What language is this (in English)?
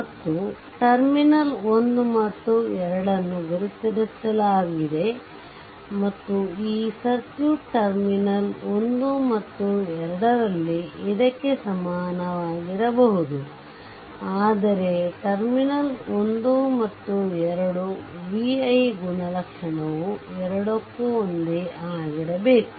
Kannada